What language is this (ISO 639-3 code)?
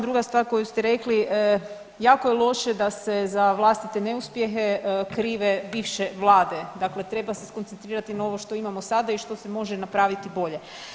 hrv